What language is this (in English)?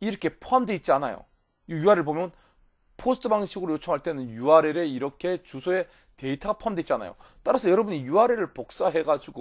Korean